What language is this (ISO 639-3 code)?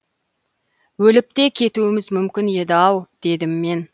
kaz